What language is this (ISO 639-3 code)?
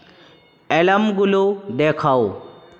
ben